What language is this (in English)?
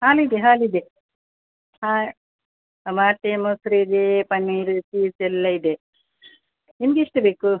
Kannada